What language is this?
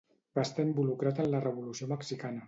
Catalan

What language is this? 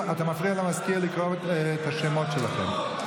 Hebrew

